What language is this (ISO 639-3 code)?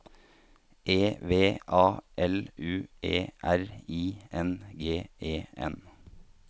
nor